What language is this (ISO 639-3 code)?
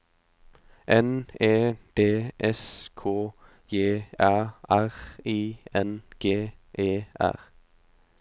nor